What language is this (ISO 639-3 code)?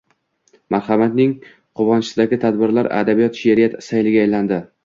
uzb